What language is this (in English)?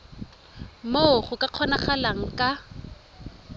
Tswana